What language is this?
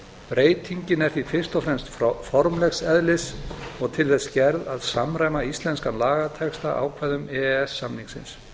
Icelandic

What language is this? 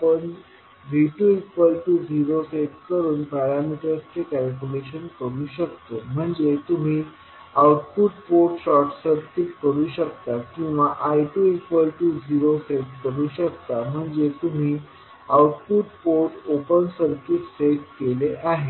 Marathi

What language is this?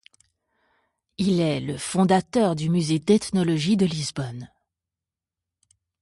French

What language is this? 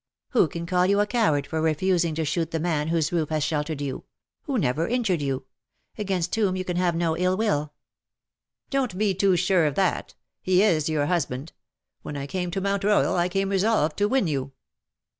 English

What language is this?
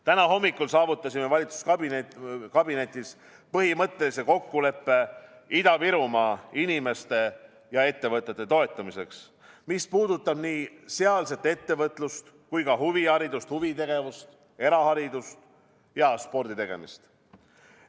Estonian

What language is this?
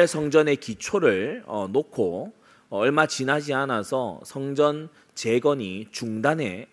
Korean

